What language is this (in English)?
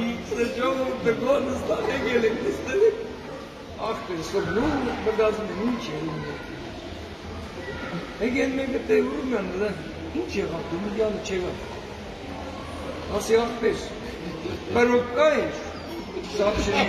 Turkish